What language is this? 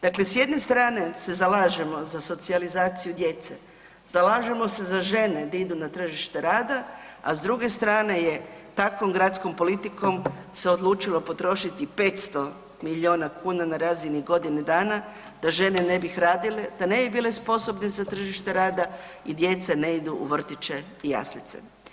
Croatian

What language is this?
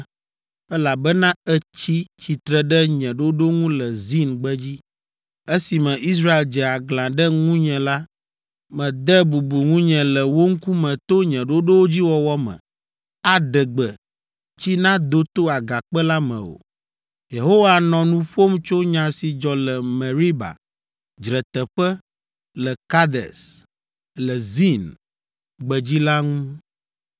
Ewe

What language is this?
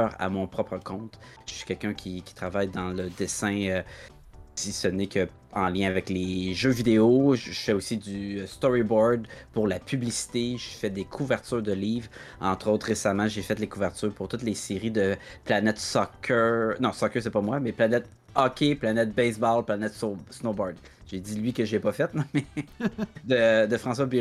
French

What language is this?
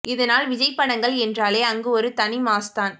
Tamil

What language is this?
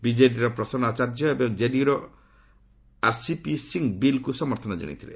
Odia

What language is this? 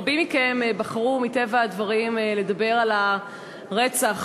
Hebrew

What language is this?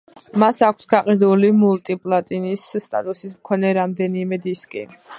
Georgian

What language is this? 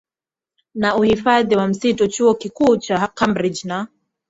Swahili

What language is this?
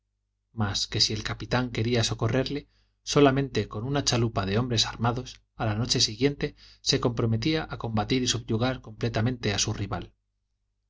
Spanish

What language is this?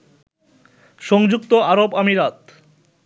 Bangla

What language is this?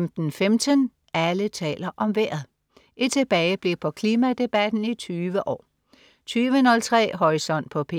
Danish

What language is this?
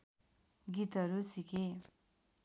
Nepali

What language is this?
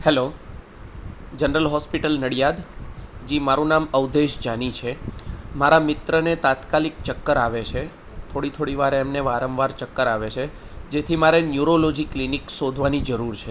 Gujarati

